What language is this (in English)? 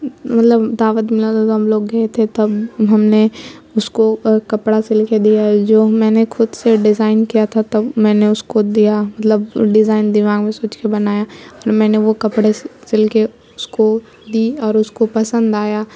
Urdu